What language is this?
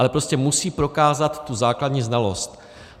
Czech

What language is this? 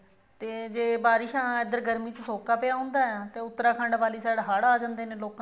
Punjabi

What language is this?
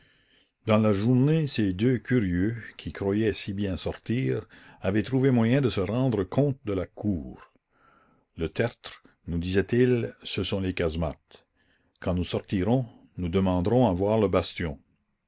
French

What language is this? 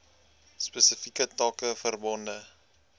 Afrikaans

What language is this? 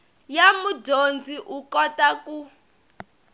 Tsonga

